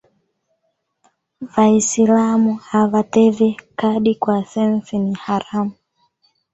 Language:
Swahili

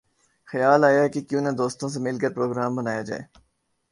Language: Urdu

